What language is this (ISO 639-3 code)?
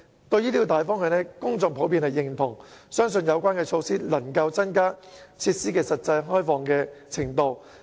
yue